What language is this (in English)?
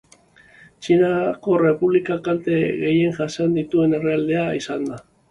Basque